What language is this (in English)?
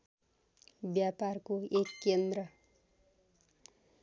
Nepali